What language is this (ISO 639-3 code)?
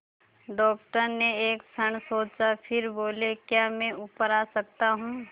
hin